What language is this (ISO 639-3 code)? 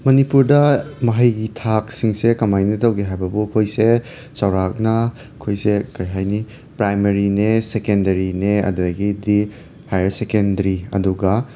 mni